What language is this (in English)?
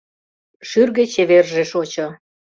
Mari